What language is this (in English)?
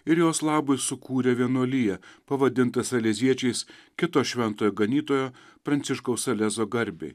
Lithuanian